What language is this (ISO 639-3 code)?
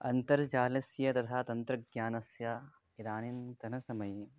san